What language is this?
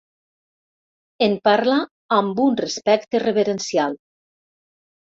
Catalan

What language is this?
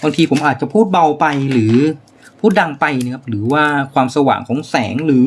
Thai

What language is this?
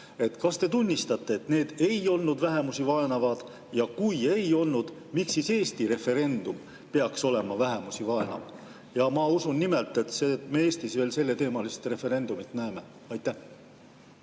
Estonian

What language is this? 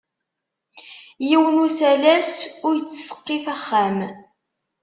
Kabyle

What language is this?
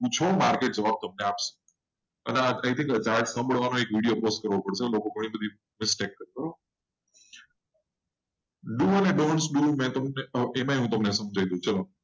Gujarati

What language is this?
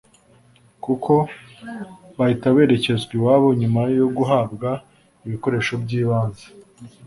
Kinyarwanda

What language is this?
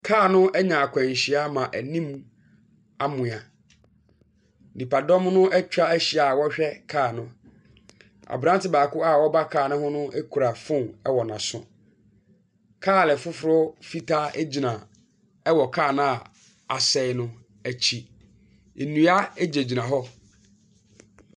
Akan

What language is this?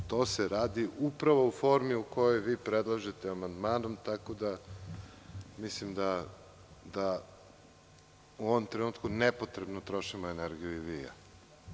Serbian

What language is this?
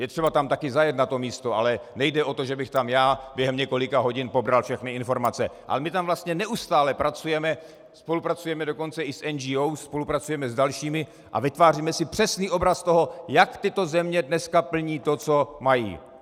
Czech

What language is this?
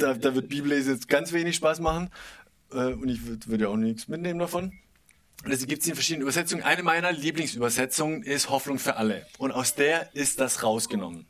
German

